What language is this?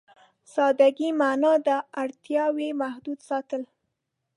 Pashto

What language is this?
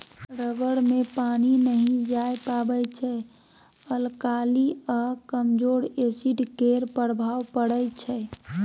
Maithili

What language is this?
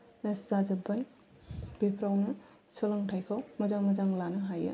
Bodo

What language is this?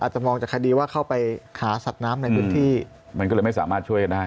Thai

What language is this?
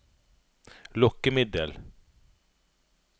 Norwegian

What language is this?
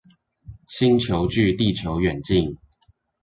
Chinese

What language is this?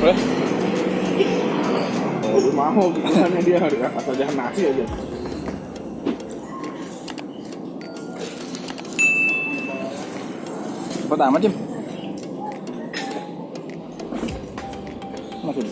Indonesian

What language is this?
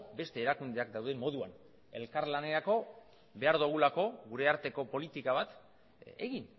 Basque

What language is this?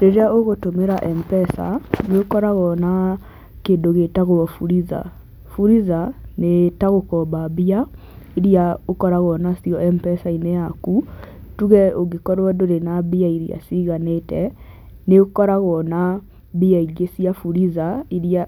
Kikuyu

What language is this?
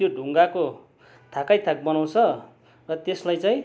Nepali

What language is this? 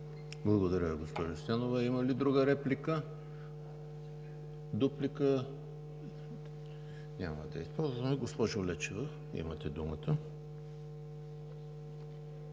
Bulgarian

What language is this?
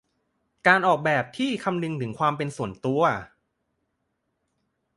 Thai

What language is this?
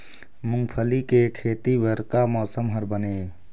Chhattisgarhi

